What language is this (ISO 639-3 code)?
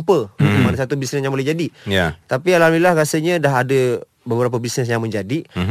msa